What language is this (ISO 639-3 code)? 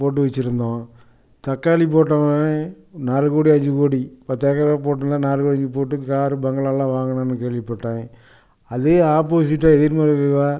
tam